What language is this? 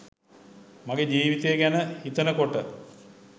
Sinhala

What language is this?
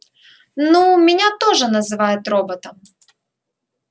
Russian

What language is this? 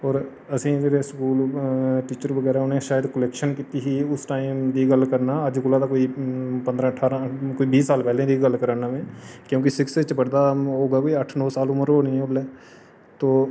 Dogri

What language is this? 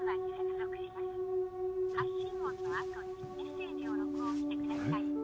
Japanese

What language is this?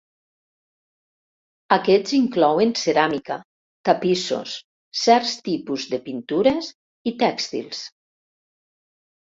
Catalan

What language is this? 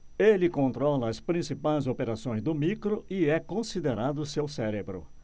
Portuguese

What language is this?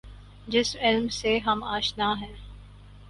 Urdu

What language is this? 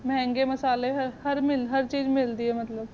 Punjabi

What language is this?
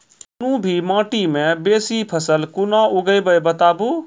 Maithili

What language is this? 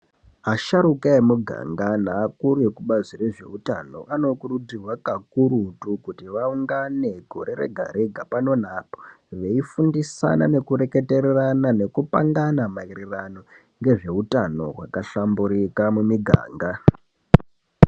Ndau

